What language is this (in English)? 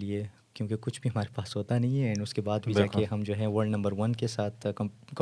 Urdu